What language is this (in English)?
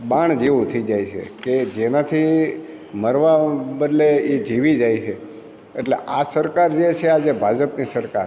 Gujarati